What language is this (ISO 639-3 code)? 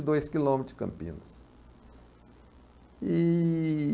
por